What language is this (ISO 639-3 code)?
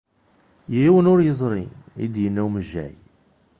kab